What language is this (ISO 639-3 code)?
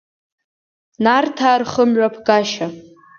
abk